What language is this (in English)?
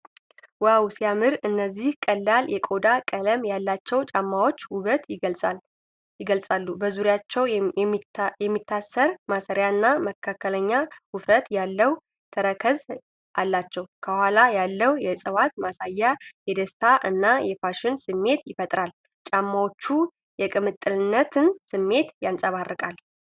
Amharic